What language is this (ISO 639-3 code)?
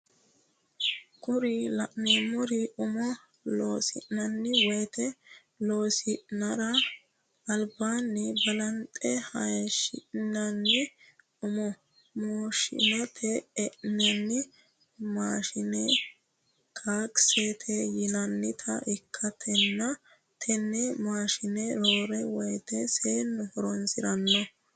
sid